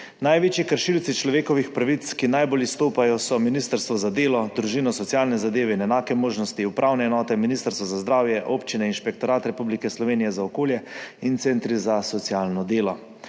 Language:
Slovenian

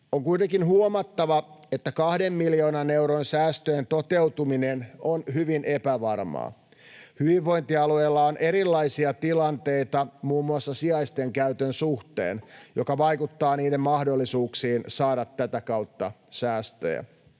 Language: Finnish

